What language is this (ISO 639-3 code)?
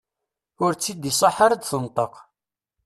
kab